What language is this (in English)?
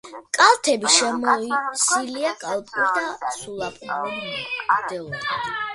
Georgian